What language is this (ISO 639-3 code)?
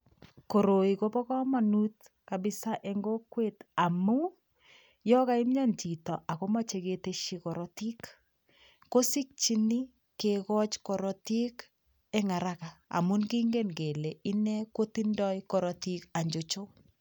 kln